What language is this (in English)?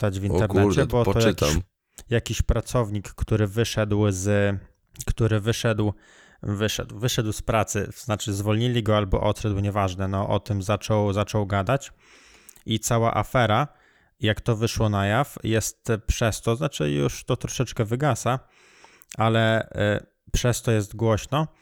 Polish